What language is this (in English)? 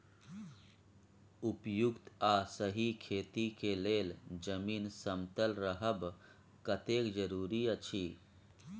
Maithili